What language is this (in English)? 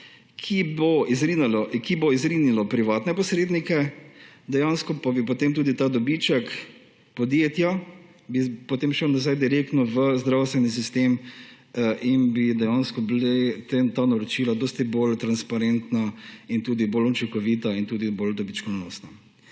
Slovenian